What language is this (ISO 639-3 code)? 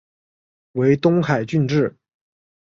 zho